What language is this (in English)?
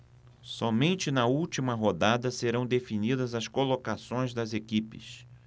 Portuguese